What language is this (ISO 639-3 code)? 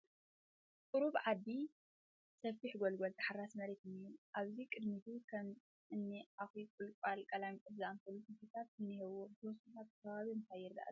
tir